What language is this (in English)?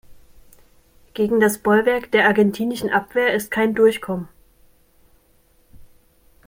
German